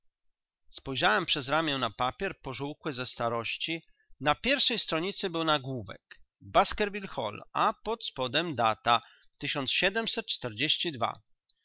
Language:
Polish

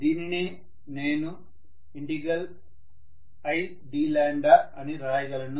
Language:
Telugu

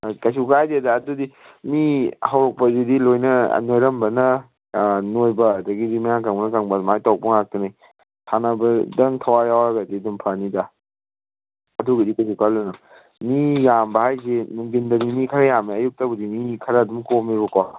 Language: Manipuri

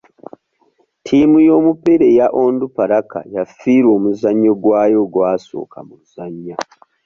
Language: Ganda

